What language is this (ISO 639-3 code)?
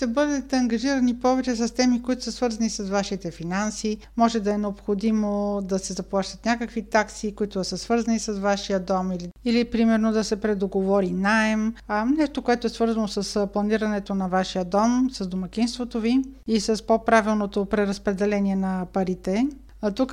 bul